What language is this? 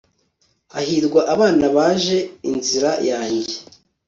Kinyarwanda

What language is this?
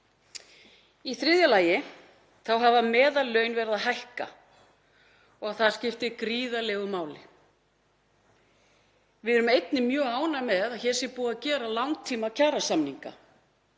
Icelandic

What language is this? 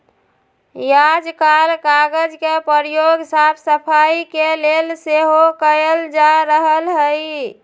Magahi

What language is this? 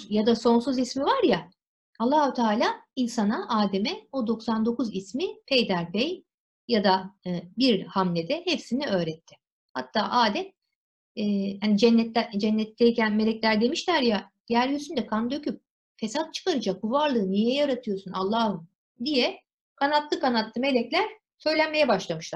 Turkish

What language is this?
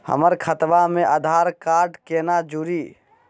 Magahi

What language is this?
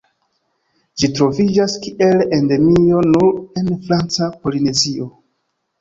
Esperanto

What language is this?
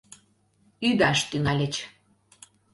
Mari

